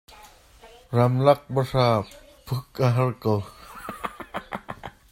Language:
Hakha Chin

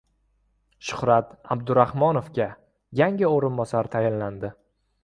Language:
Uzbek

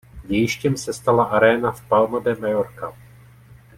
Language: Czech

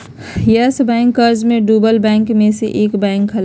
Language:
Magahi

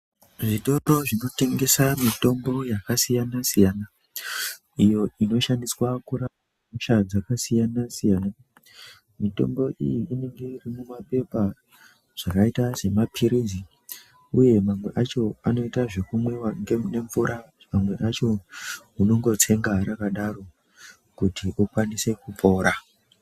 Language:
Ndau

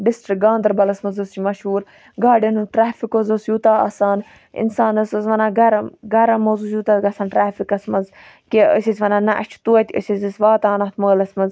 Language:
Kashmiri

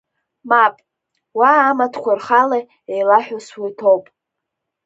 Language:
Abkhazian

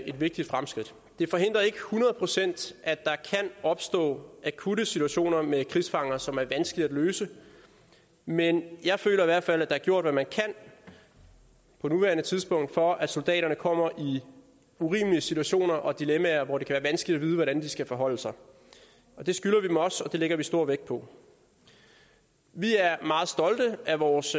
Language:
Danish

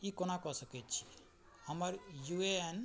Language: Maithili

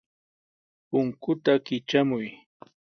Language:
Sihuas Ancash Quechua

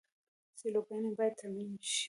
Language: Pashto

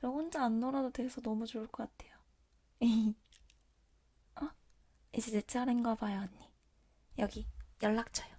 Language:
Korean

